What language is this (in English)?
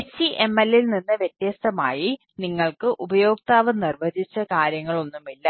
Malayalam